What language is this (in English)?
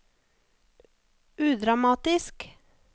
Norwegian